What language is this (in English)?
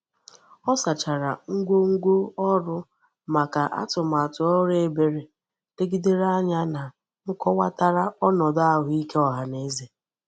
Igbo